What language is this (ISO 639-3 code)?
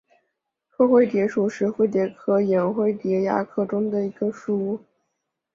zho